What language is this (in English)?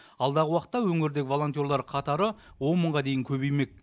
Kazakh